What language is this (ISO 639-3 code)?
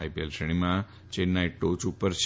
guj